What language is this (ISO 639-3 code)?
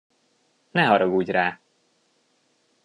hun